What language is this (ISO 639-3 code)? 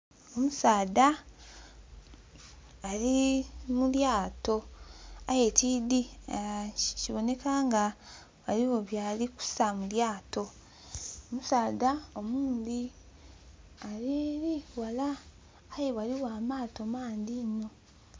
xog